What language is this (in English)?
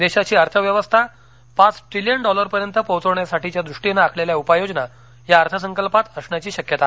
Marathi